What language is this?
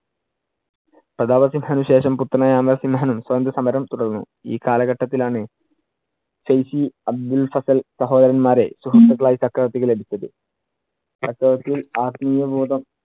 Malayalam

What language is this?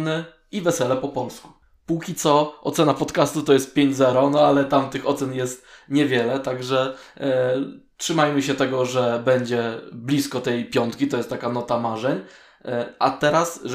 Polish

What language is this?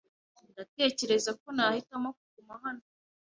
Kinyarwanda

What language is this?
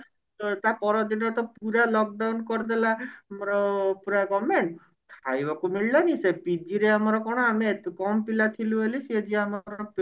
Odia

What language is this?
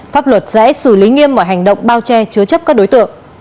Vietnamese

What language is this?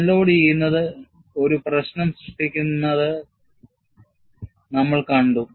Malayalam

